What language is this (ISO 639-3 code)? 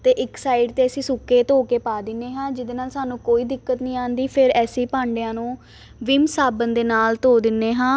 pan